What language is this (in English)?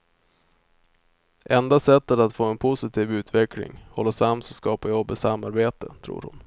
Swedish